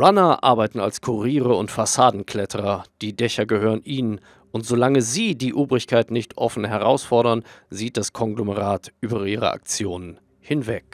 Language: German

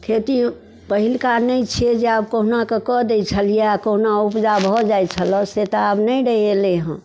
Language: Maithili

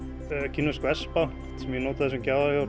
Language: Icelandic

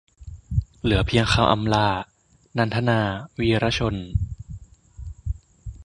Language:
Thai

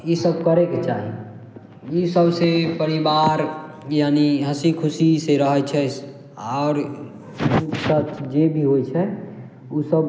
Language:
Maithili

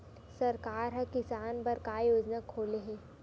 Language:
Chhattisgarhi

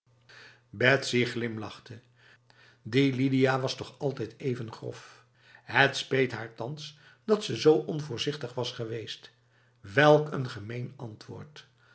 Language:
Dutch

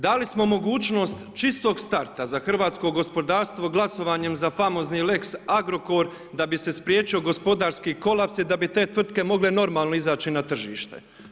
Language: Croatian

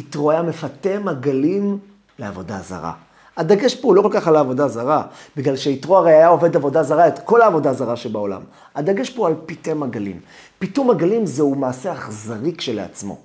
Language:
Hebrew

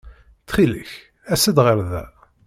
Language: Kabyle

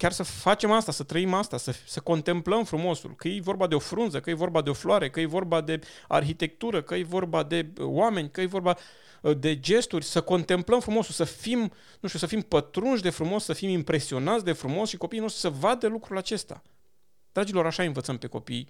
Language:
Romanian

